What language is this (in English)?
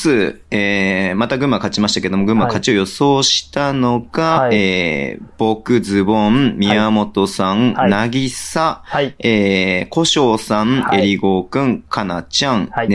Japanese